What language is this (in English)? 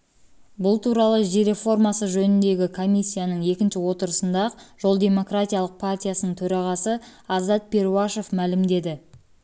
Kazakh